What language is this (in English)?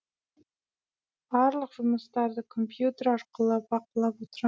Kazakh